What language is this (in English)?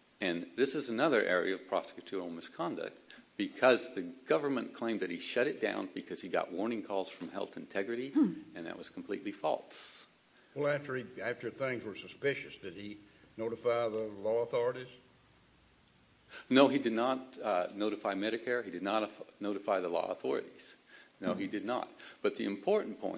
English